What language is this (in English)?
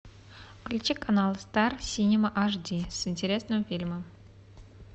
Russian